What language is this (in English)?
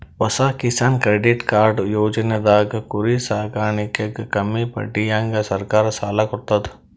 Kannada